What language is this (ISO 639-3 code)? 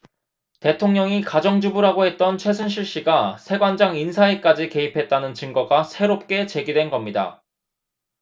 kor